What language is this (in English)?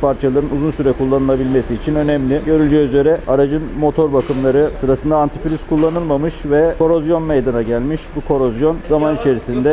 Turkish